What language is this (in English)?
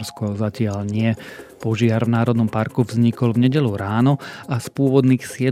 Slovak